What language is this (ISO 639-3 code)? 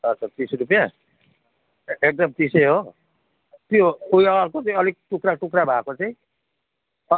nep